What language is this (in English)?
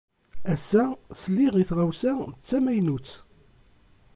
Kabyle